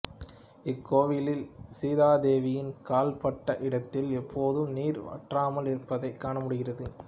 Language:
Tamil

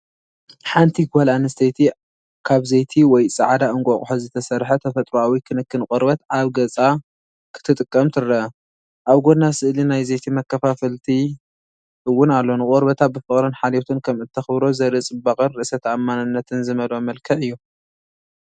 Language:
Tigrinya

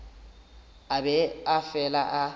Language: Northern Sotho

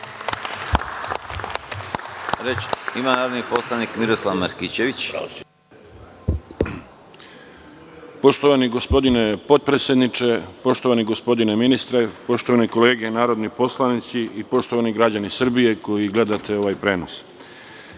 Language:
Serbian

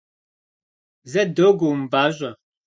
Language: Kabardian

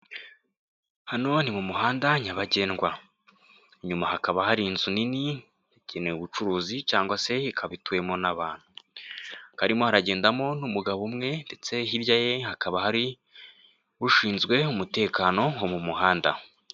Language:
Kinyarwanda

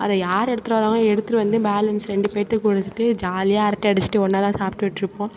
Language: Tamil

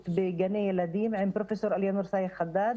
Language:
Hebrew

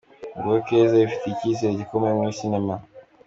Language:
Kinyarwanda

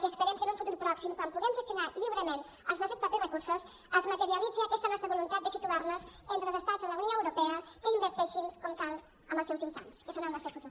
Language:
Catalan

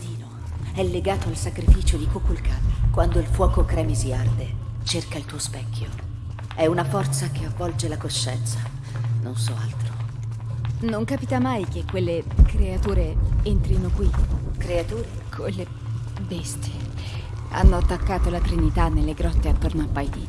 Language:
Italian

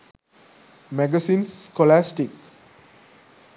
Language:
Sinhala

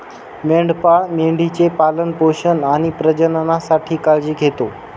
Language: Marathi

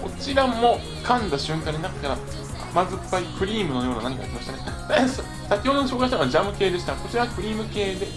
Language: Japanese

